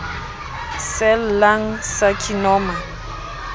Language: Southern Sotho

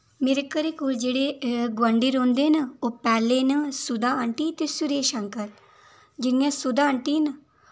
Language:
Dogri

